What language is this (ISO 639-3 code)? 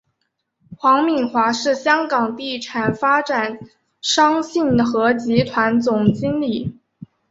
zho